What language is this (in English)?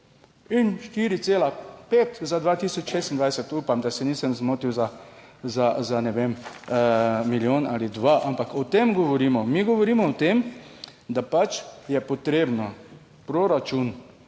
Slovenian